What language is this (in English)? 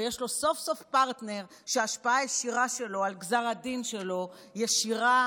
Hebrew